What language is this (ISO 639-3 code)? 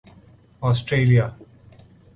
urd